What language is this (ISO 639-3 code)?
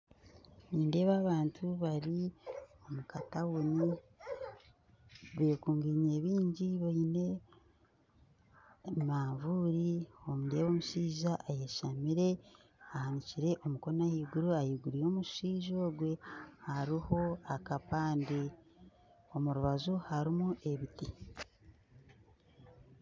nyn